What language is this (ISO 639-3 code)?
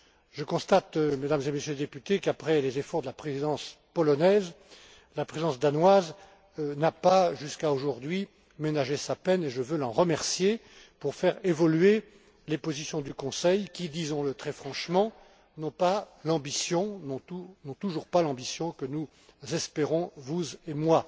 fra